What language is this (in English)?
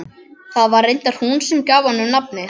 Icelandic